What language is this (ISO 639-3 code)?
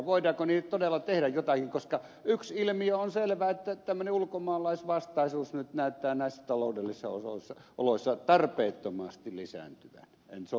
fin